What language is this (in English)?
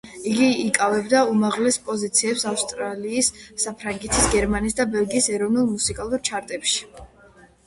Georgian